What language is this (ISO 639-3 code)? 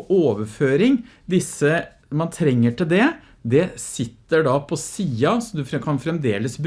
nor